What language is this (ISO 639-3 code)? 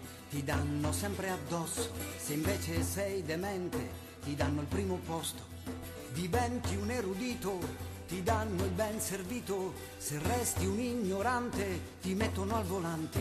ita